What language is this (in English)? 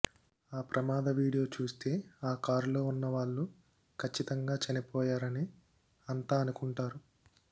Telugu